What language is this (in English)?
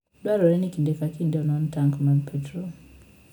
Luo (Kenya and Tanzania)